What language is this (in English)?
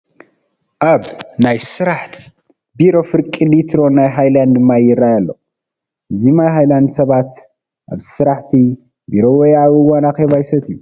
Tigrinya